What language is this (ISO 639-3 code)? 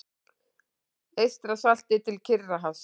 isl